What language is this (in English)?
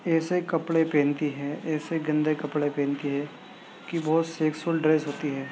Urdu